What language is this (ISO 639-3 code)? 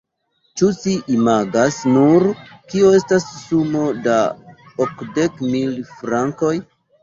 epo